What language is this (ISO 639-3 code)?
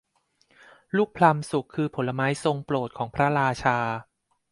tha